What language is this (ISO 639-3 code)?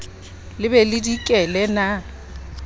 sot